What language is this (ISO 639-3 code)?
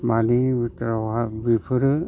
brx